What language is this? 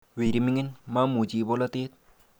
Kalenjin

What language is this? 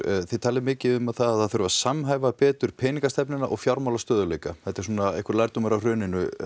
Icelandic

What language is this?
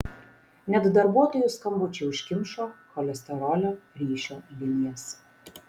Lithuanian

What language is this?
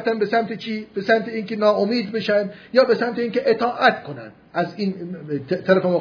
Persian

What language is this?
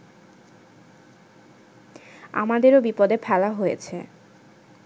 Bangla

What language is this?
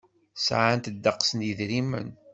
Kabyle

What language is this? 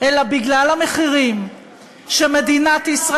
Hebrew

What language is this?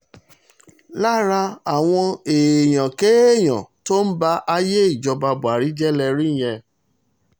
Yoruba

